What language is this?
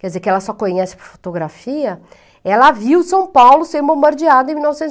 Portuguese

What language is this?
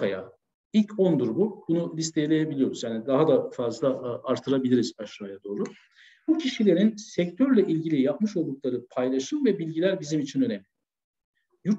Turkish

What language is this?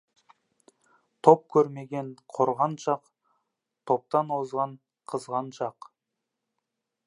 Kazakh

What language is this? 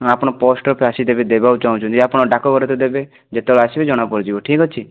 Odia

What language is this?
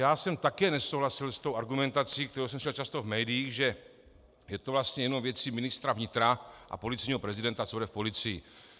Czech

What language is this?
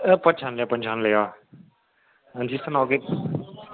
Dogri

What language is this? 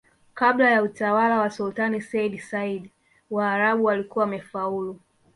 Swahili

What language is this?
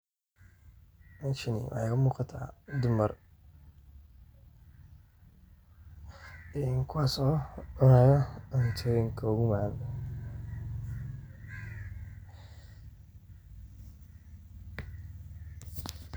Somali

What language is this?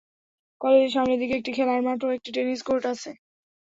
Bangla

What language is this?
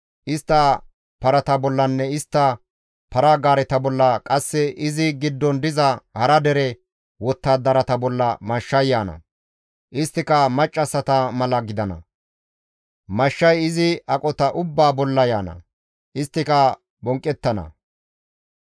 Gamo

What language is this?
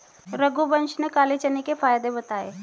Hindi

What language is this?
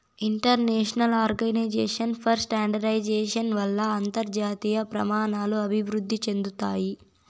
Telugu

